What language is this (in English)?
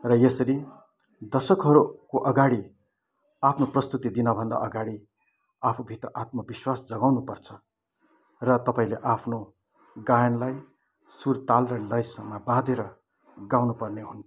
Nepali